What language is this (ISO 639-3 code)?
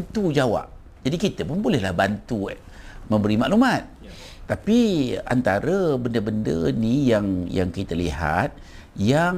msa